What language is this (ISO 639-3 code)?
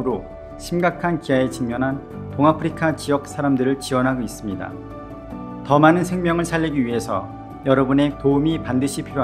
kor